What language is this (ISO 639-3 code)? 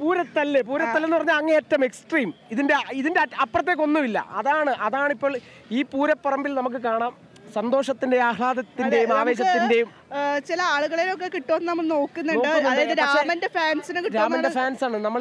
mal